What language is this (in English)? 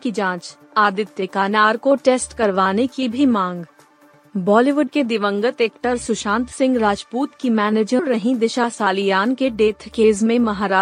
Hindi